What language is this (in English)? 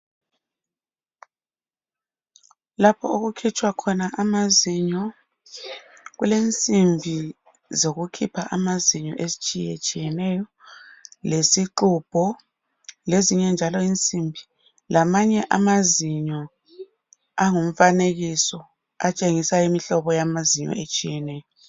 North Ndebele